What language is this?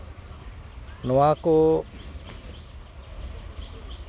Santali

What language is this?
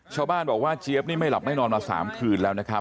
Thai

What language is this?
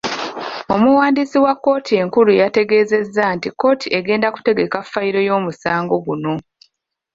Ganda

